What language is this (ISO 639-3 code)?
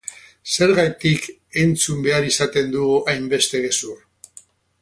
eus